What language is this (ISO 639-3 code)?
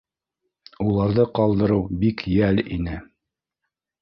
bak